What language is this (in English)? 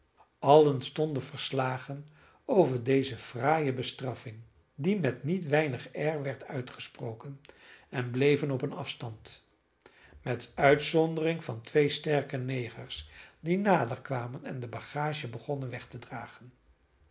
Dutch